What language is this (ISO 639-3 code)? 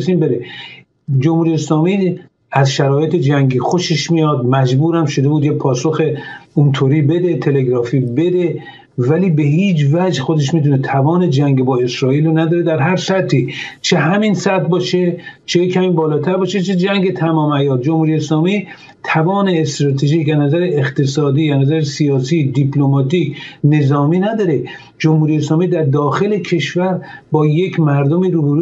fas